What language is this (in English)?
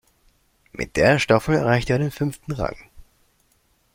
German